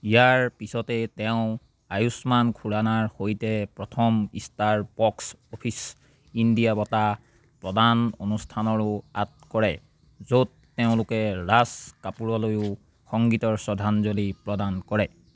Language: Assamese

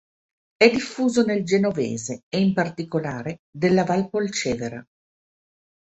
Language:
Italian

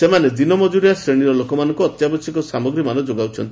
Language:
Odia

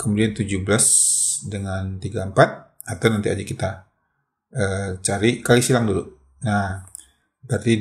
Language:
Indonesian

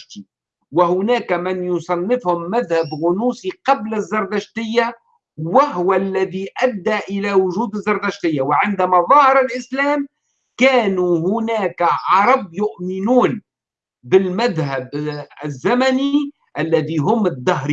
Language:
Arabic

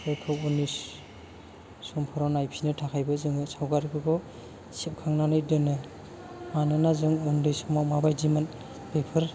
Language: Bodo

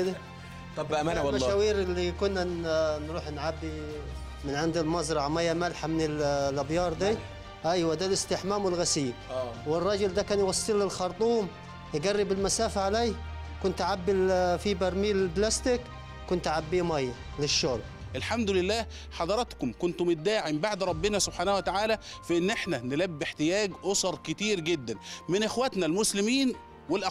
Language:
Arabic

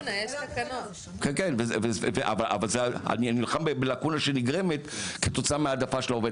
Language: Hebrew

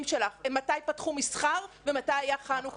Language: Hebrew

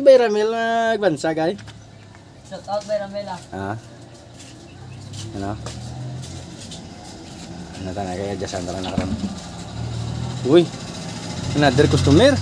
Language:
Filipino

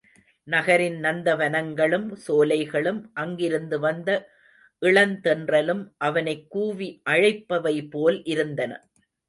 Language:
Tamil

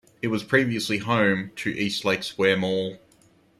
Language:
English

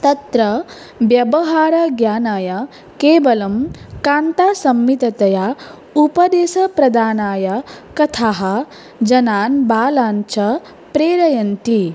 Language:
Sanskrit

